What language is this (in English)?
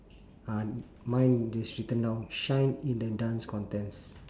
English